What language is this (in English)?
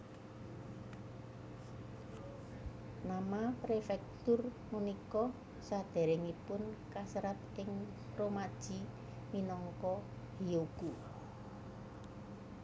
Javanese